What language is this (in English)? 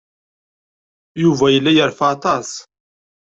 Kabyle